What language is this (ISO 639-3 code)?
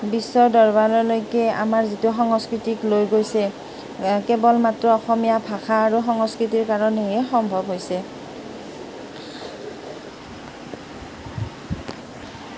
asm